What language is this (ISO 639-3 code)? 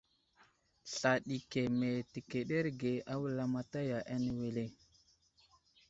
udl